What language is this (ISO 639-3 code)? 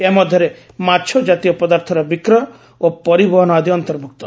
ori